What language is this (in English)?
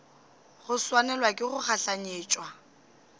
Northern Sotho